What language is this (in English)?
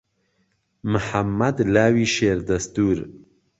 Central Kurdish